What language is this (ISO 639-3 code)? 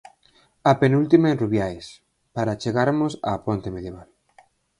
glg